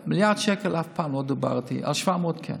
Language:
Hebrew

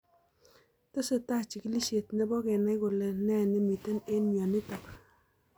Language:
Kalenjin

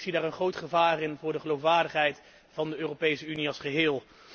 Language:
Dutch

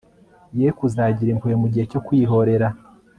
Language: Kinyarwanda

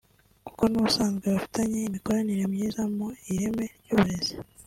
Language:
Kinyarwanda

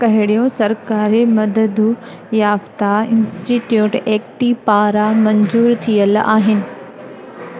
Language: Sindhi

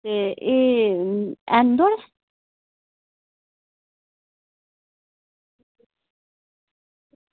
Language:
Dogri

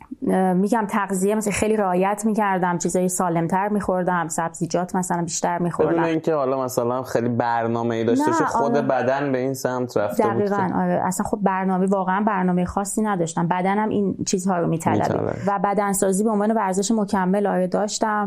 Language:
Persian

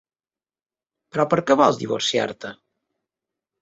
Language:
Catalan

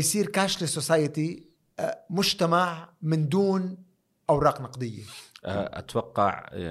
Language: Arabic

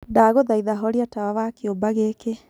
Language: Kikuyu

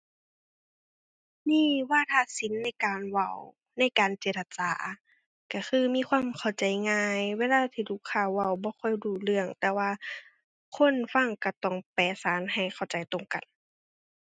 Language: Thai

